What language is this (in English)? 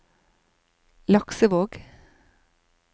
Norwegian